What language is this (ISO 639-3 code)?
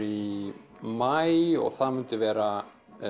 isl